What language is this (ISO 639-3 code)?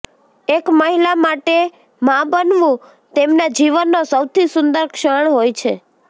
guj